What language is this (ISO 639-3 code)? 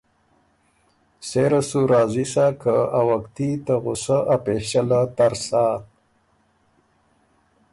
oru